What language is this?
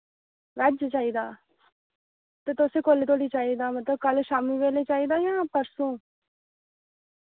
Dogri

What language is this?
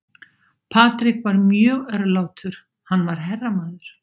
Icelandic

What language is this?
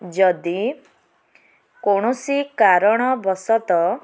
Odia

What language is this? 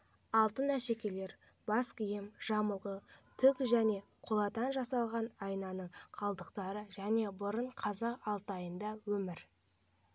Kazakh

